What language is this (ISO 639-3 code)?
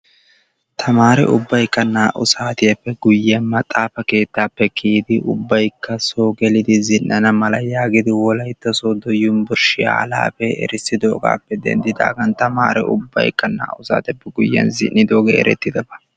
wal